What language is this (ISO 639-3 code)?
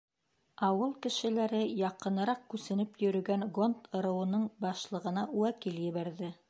bak